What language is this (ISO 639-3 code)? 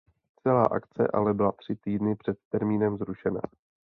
ces